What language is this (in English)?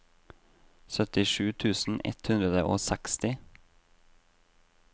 Norwegian